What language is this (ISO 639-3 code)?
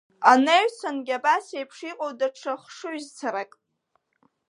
abk